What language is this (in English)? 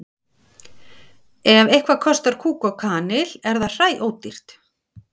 Icelandic